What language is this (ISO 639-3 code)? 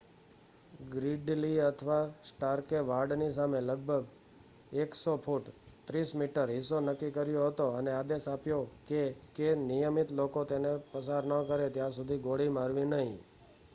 guj